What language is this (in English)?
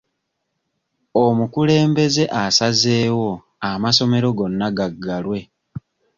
Ganda